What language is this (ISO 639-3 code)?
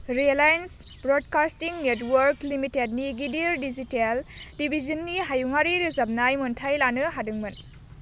brx